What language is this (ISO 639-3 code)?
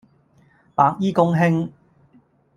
yue